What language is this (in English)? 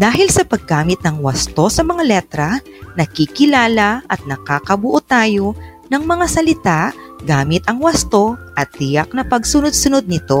Filipino